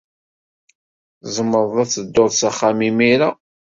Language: Kabyle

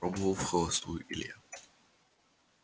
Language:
Russian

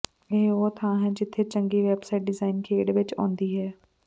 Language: Punjabi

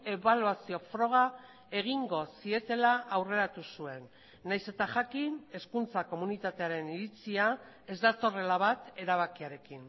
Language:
Basque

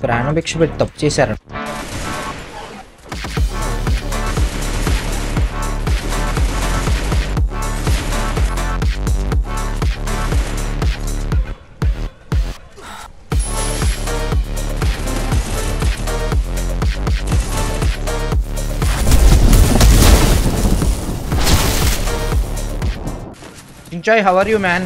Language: Telugu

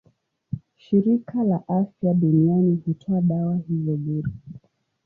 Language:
Swahili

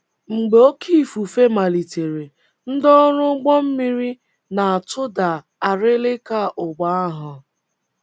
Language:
Igbo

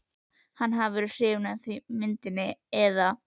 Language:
Icelandic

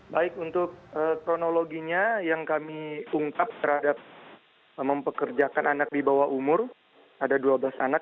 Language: Indonesian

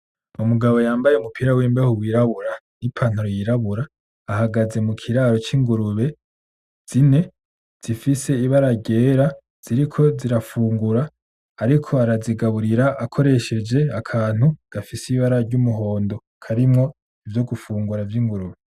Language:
Rundi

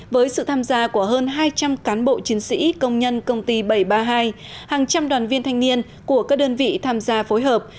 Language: Vietnamese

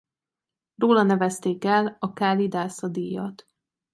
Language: Hungarian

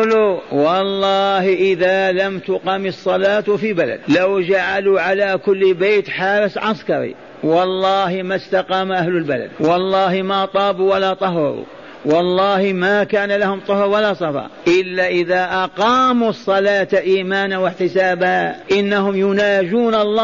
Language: Arabic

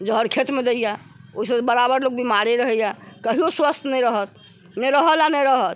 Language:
Maithili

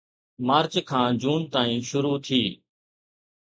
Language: Sindhi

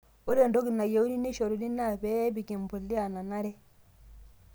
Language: Masai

